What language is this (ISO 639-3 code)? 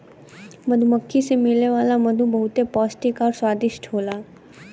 bho